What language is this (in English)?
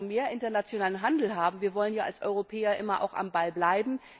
German